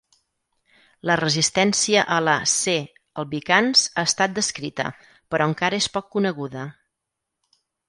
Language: Catalan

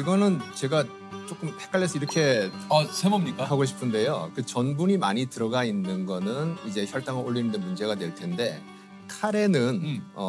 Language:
Korean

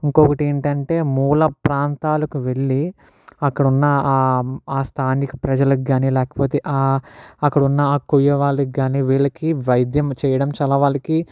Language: Telugu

